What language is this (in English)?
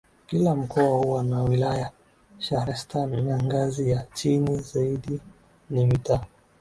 Swahili